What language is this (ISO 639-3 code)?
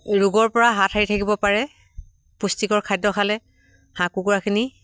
asm